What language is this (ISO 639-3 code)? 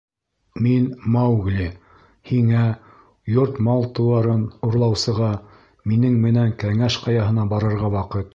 bak